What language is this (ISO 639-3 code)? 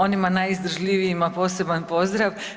hrv